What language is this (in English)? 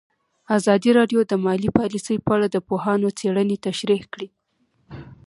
Pashto